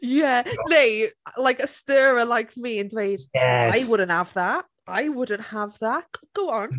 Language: Welsh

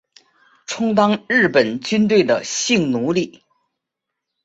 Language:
Chinese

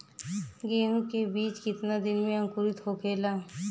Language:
Bhojpuri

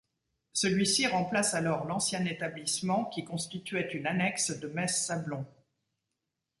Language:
French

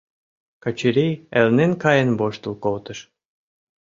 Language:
Mari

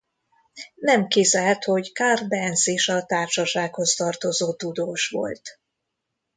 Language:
Hungarian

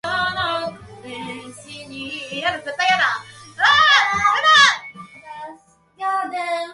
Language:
Japanese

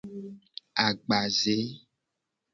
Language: Gen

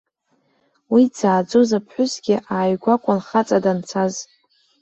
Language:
Abkhazian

